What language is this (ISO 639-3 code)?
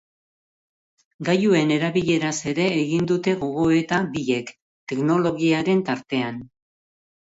eus